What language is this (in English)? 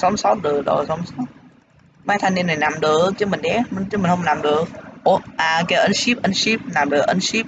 Vietnamese